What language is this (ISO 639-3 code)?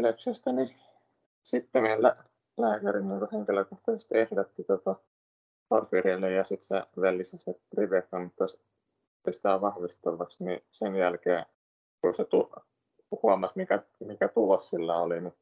fin